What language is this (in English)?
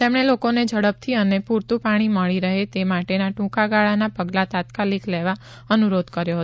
Gujarati